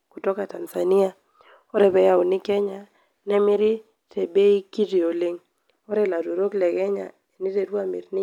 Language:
Masai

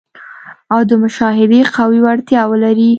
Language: Pashto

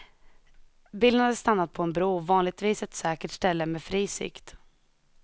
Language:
Swedish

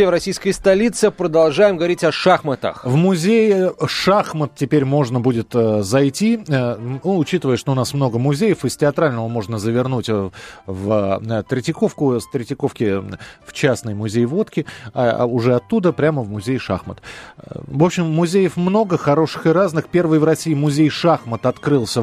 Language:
Russian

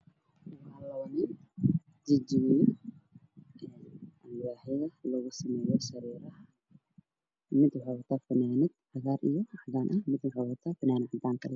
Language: Somali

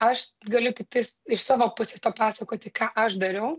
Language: Lithuanian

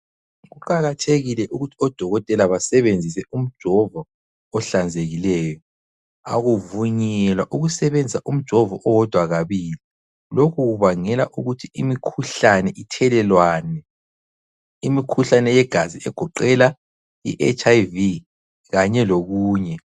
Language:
North Ndebele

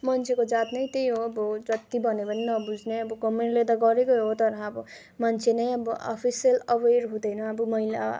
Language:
Nepali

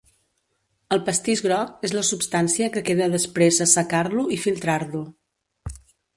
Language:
Catalan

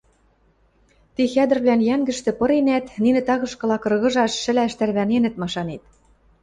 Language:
Western Mari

